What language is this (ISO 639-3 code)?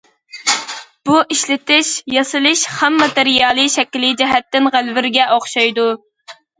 uig